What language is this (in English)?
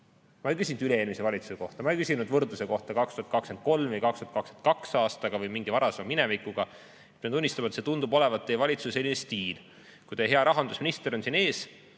Estonian